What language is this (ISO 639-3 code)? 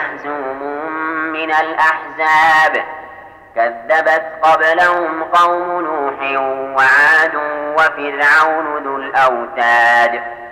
ara